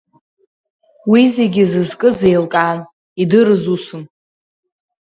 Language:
Abkhazian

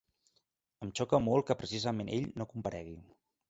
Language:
Catalan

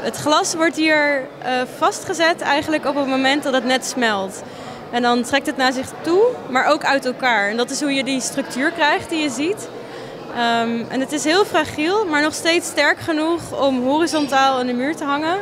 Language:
Dutch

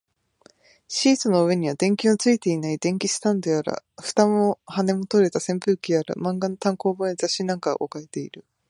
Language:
Japanese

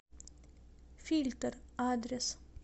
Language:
Russian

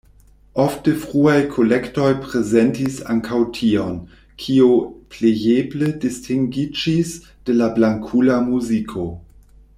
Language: Esperanto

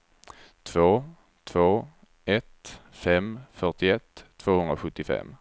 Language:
Swedish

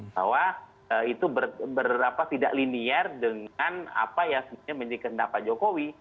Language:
Indonesian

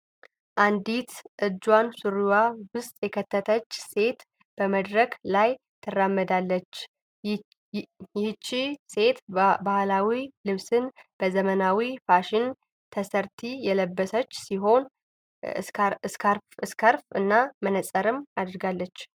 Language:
Amharic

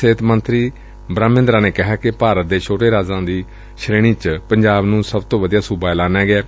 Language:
Punjabi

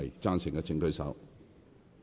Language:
Cantonese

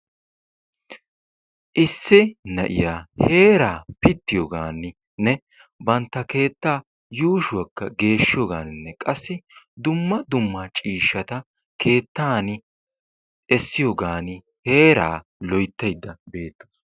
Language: Wolaytta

